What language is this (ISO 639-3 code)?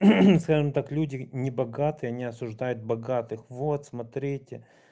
rus